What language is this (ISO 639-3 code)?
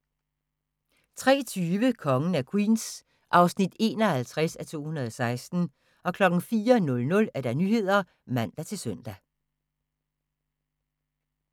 dan